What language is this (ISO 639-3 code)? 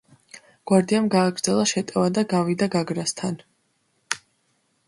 kat